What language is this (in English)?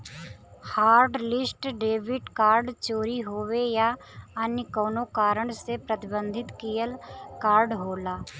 Bhojpuri